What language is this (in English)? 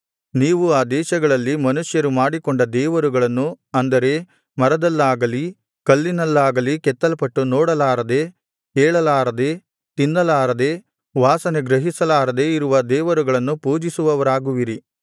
Kannada